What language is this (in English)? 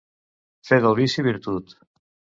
Catalan